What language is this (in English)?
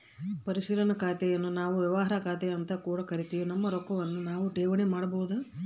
Kannada